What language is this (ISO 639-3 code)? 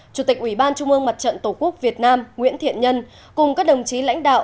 vie